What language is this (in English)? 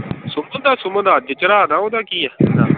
Punjabi